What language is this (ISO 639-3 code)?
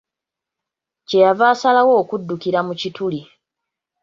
lug